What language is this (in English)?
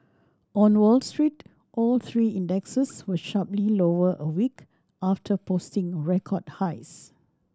English